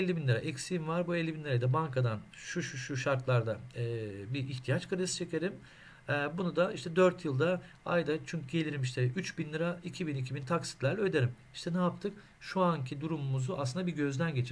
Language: Turkish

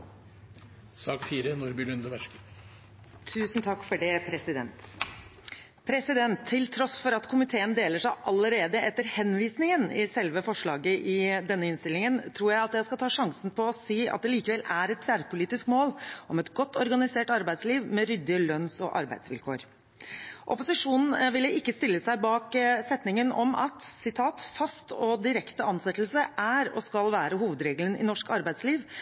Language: Norwegian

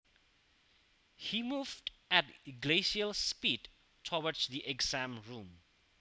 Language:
Javanese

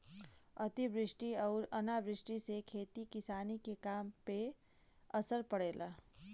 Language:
Bhojpuri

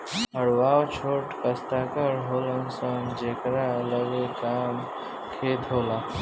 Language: Bhojpuri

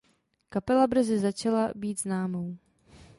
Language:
Czech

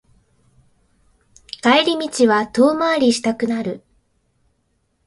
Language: Japanese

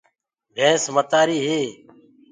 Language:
Gurgula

